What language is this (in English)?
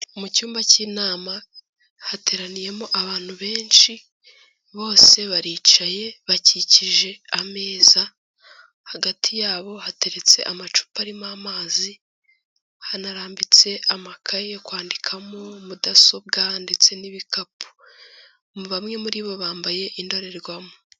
Kinyarwanda